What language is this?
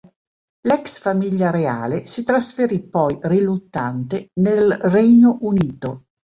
Italian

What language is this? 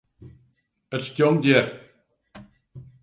Western Frisian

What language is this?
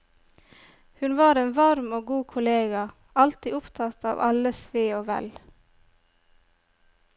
Norwegian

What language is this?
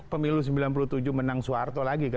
Indonesian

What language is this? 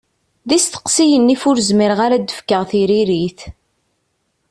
Kabyle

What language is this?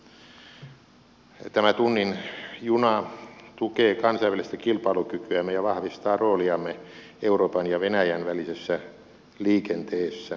Finnish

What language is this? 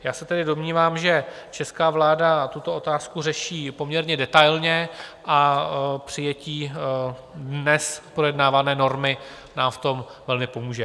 Czech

